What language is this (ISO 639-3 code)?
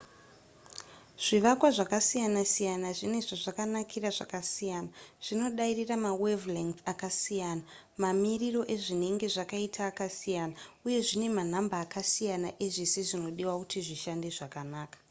sna